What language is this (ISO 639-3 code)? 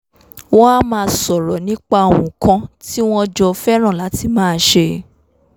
yor